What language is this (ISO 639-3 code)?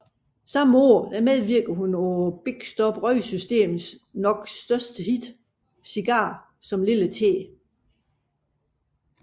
dan